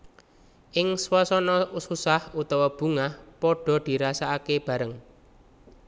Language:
Javanese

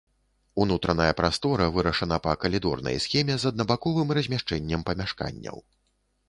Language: Belarusian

